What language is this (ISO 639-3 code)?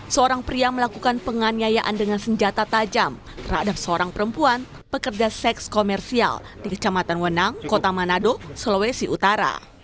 ind